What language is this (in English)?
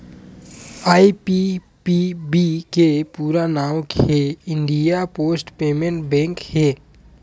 Chhattisgarhi